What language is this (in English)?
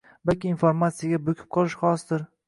Uzbek